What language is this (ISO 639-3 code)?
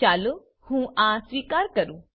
guj